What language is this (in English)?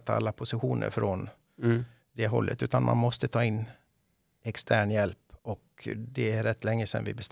Swedish